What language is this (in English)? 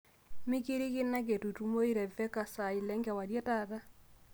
Masai